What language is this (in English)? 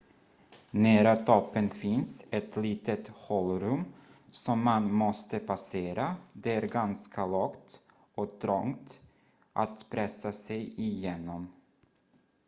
Swedish